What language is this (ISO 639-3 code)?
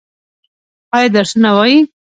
pus